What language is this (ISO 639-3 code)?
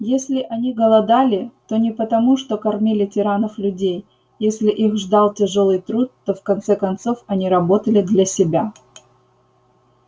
rus